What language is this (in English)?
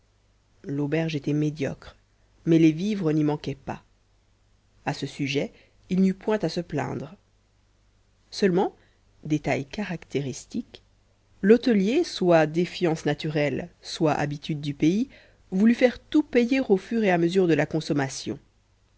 French